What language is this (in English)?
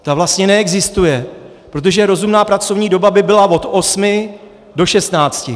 Czech